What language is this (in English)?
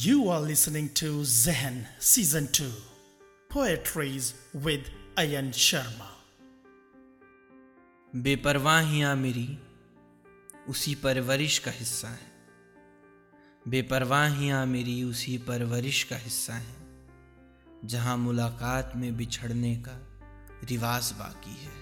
Hindi